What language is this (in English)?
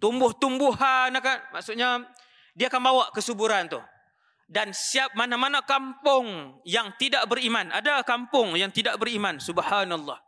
Malay